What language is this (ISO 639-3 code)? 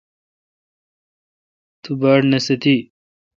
xka